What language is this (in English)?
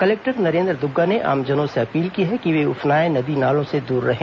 Hindi